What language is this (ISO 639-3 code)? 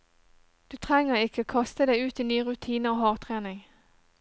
nor